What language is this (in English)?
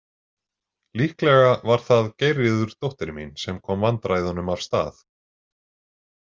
Icelandic